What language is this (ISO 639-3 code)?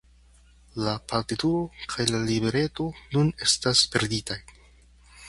epo